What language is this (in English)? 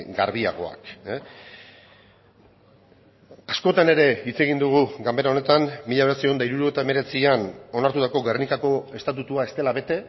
Basque